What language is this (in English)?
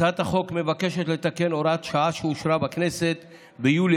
Hebrew